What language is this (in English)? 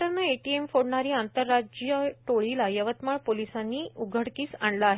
Marathi